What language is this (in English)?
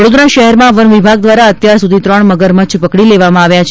Gujarati